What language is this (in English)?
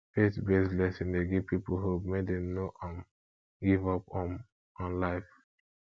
Nigerian Pidgin